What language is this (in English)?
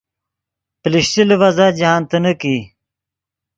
Yidgha